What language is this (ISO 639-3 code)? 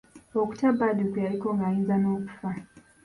lug